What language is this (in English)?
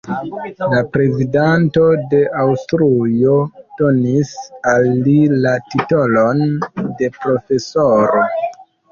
Esperanto